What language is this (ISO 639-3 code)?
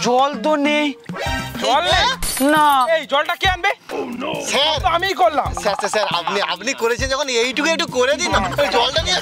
kor